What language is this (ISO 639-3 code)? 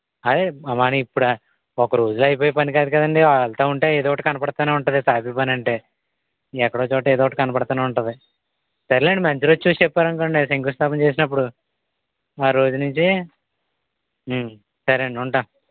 tel